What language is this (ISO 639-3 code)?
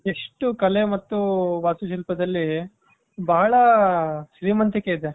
kan